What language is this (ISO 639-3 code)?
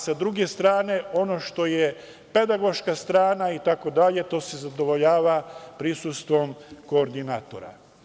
srp